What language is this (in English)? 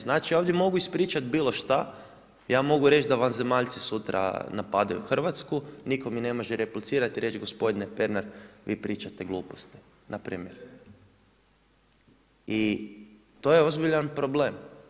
Croatian